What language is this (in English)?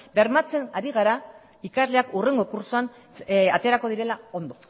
Basque